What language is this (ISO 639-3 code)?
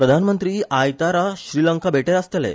kok